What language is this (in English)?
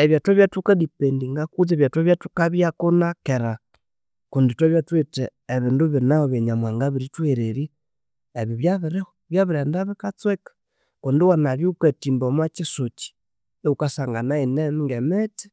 Konzo